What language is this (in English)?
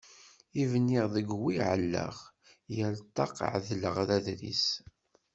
Kabyle